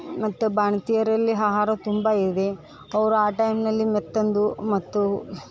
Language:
Kannada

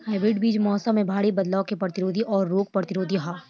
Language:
Bhojpuri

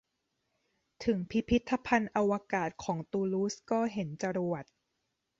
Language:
Thai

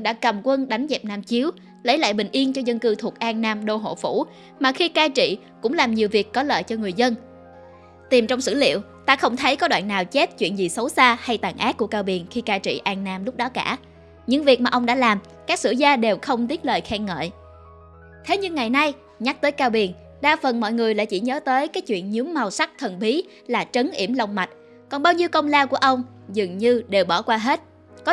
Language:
Vietnamese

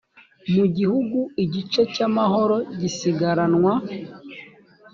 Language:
Kinyarwanda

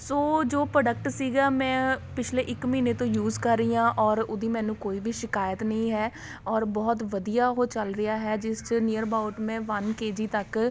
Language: Punjabi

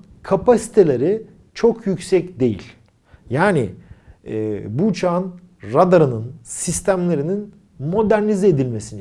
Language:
Turkish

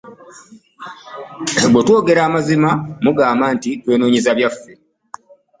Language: Ganda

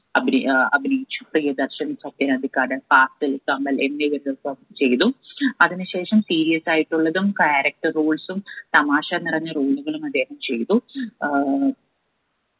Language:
Malayalam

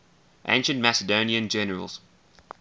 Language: English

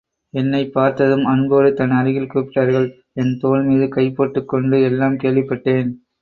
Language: Tamil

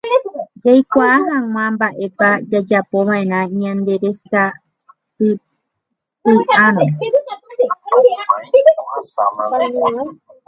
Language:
Guarani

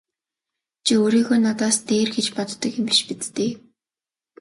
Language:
Mongolian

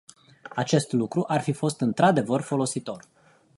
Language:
Romanian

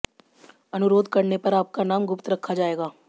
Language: Hindi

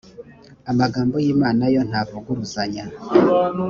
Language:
Kinyarwanda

